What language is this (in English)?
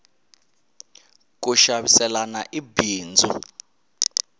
Tsonga